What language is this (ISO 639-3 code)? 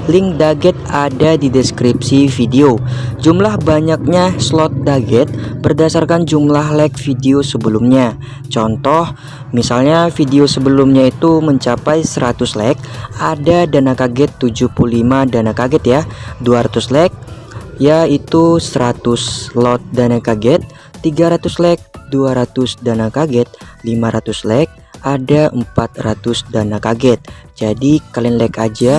ind